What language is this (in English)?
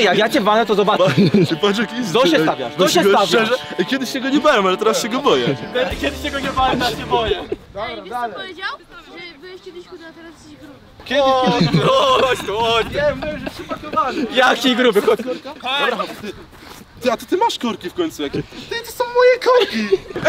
Polish